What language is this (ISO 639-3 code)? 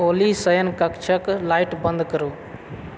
mai